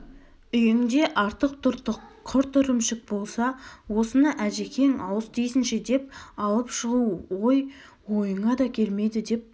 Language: Kazakh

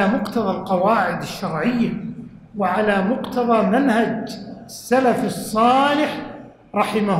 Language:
Arabic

